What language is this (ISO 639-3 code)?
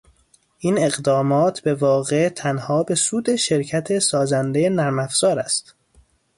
fas